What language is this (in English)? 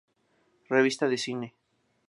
Spanish